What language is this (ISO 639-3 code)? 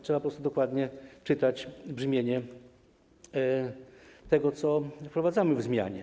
pol